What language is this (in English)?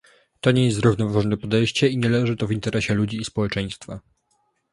Polish